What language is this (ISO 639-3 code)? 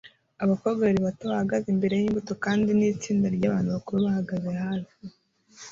kin